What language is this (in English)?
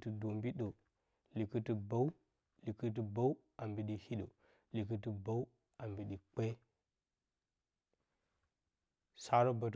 Bacama